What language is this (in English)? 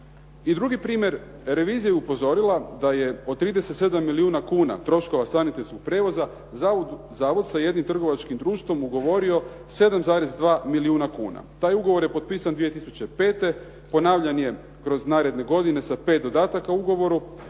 Croatian